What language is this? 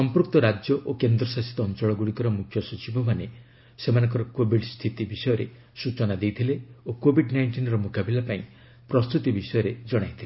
Odia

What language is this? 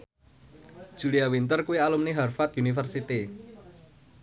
Javanese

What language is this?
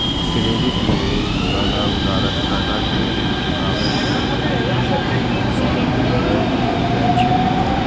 Maithili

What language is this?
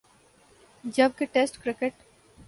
Urdu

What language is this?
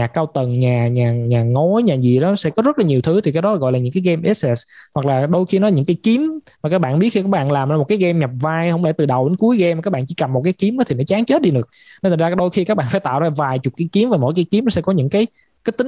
Vietnamese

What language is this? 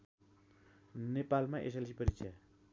Nepali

